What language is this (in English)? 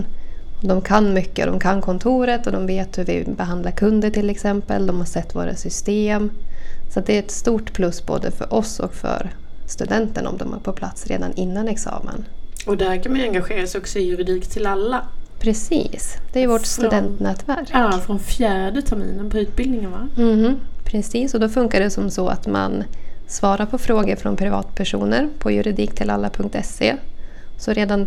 Swedish